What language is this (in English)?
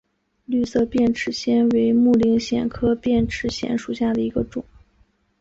Chinese